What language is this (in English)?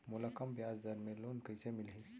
Chhattisgarhi